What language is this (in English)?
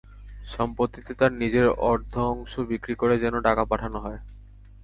Bangla